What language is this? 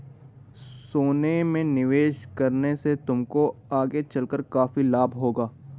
Hindi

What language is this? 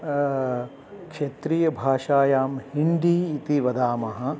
Sanskrit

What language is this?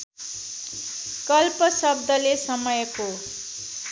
Nepali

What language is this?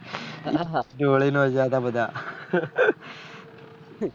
Gujarati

